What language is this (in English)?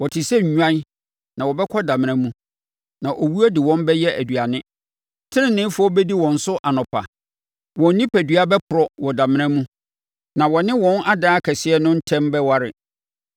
Akan